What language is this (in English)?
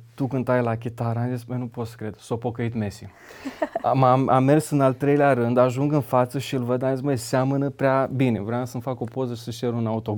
Romanian